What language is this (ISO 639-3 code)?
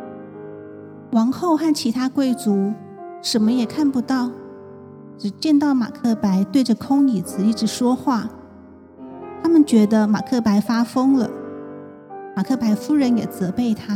zho